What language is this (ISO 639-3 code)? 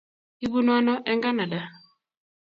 kln